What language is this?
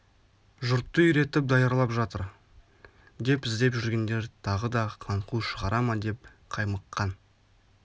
Kazakh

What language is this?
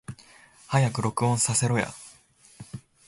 Japanese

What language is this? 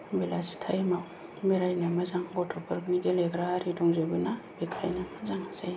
Bodo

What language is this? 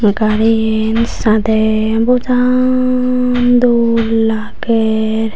Chakma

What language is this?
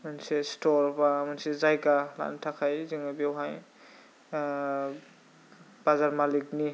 Bodo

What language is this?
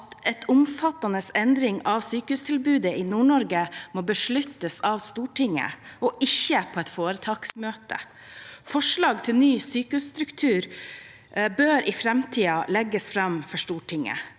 Norwegian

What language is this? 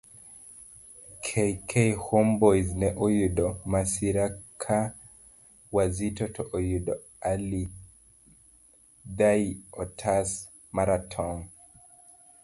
Luo (Kenya and Tanzania)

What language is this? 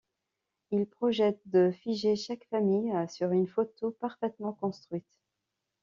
French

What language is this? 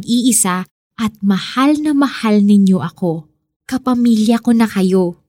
Filipino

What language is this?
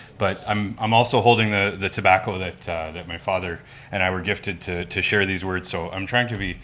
English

